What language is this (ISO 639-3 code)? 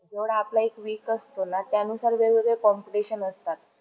mar